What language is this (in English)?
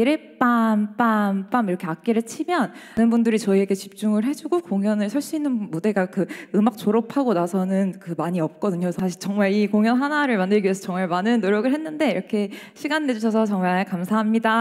Korean